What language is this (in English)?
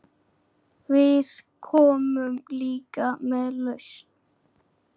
Icelandic